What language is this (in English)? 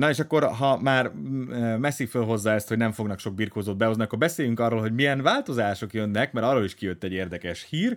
Hungarian